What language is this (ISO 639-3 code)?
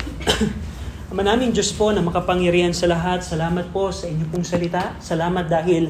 fil